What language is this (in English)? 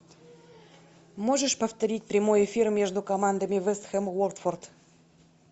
Russian